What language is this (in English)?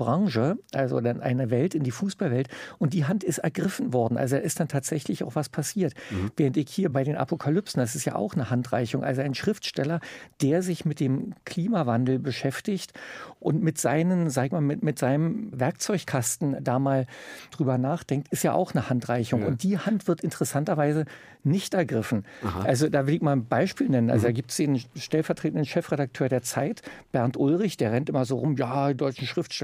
German